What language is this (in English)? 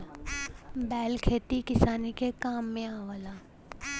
Bhojpuri